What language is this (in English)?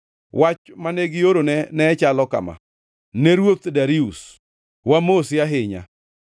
Luo (Kenya and Tanzania)